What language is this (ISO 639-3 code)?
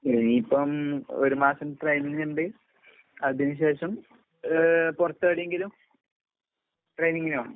mal